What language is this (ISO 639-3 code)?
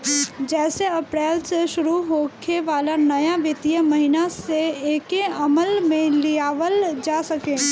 bho